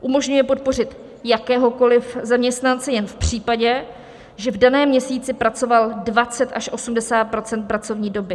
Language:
Czech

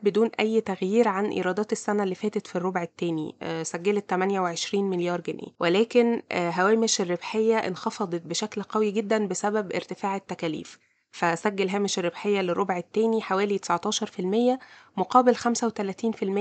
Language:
Arabic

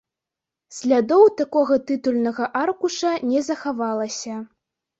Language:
Belarusian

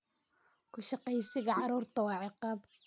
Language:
Somali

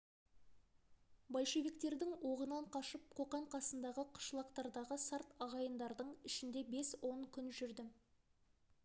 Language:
Kazakh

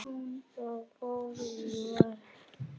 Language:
Icelandic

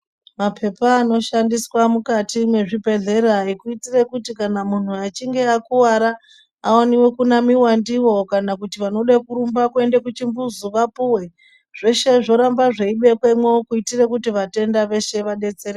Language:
Ndau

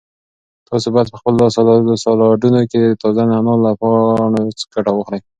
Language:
Pashto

